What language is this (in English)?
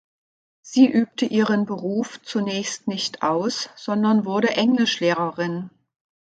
German